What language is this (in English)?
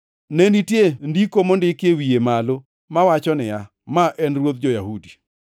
Luo (Kenya and Tanzania)